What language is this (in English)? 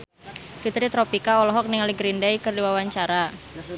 Sundanese